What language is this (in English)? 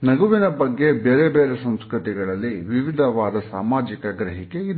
Kannada